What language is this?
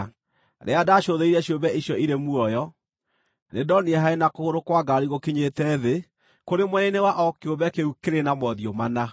Kikuyu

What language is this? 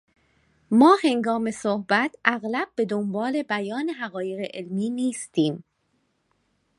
Persian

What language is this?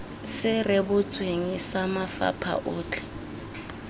Tswana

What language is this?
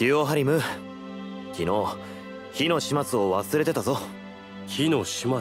Japanese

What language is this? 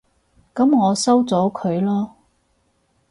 Cantonese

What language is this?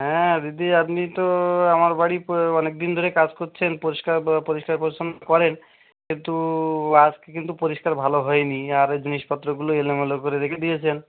Bangla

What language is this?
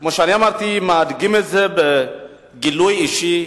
Hebrew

